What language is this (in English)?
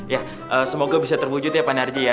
Indonesian